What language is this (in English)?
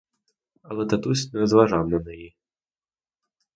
Ukrainian